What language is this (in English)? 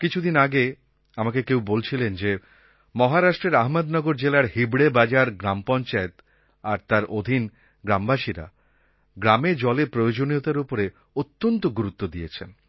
Bangla